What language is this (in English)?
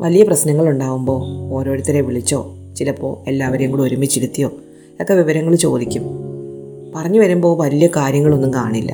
Malayalam